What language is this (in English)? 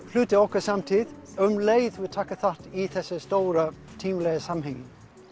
Icelandic